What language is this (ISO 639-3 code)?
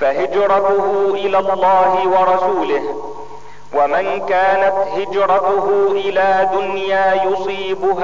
ara